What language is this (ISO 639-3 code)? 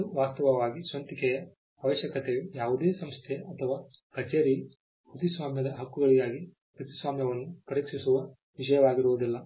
kan